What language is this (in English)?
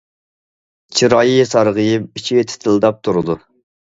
Uyghur